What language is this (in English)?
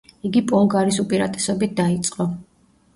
Georgian